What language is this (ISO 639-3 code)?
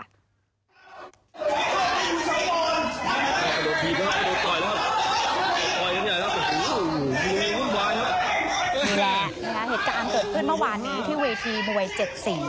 tha